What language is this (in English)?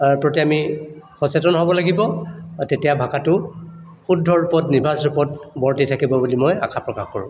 Assamese